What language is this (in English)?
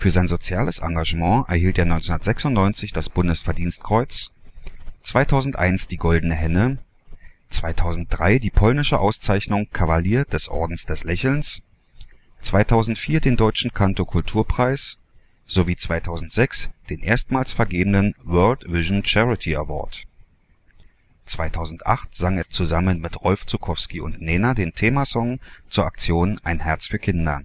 German